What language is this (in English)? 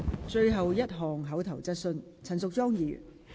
Cantonese